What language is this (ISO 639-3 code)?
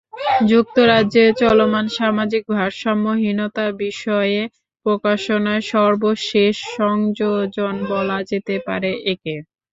ben